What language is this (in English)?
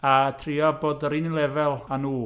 Welsh